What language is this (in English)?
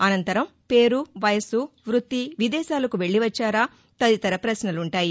Telugu